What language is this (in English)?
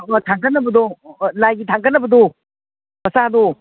Manipuri